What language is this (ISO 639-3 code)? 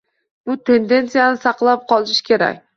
uzb